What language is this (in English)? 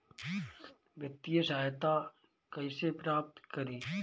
Bhojpuri